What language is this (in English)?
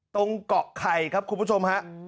Thai